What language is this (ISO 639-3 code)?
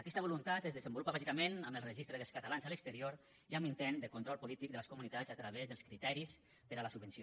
cat